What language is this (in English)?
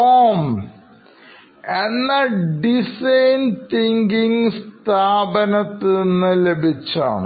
Malayalam